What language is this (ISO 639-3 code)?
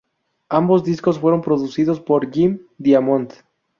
spa